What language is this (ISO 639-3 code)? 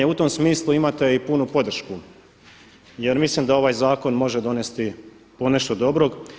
hrv